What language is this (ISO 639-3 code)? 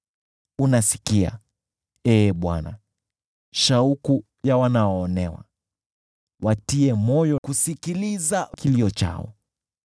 swa